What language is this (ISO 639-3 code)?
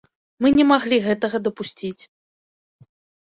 bel